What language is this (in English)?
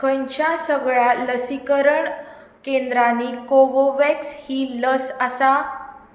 Konkani